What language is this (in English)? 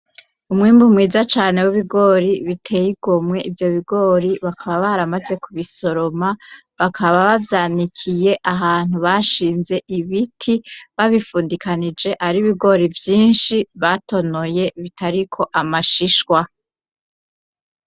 Rundi